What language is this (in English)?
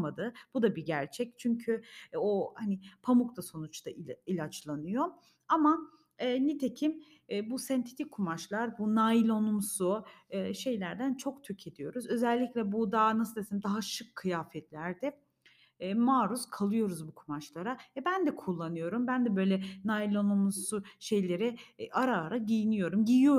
Turkish